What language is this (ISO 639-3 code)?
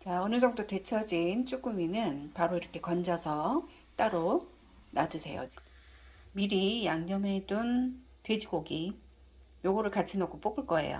kor